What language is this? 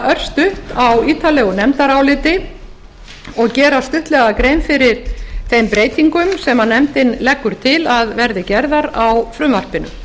Icelandic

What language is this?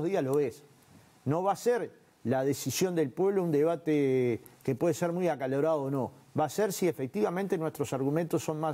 Spanish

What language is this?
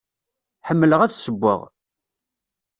Kabyle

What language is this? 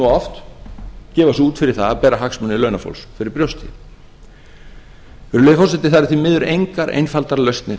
Icelandic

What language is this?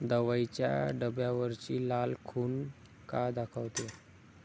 Marathi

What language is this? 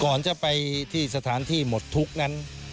Thai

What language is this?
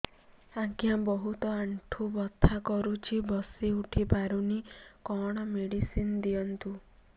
Odia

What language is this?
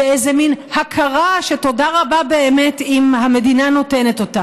Hebrew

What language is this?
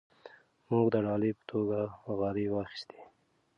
Pashto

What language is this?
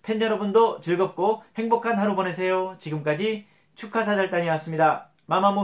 Korean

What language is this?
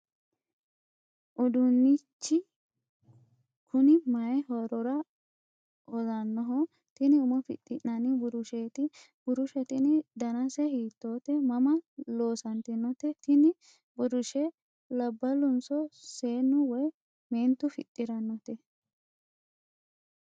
Sidamo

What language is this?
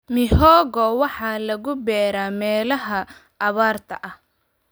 Somali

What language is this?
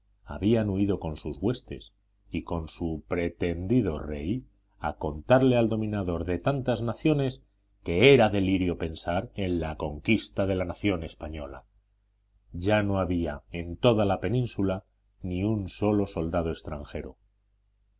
Spanish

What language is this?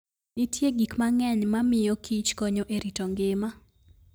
Luo (Kenya and Tanzania)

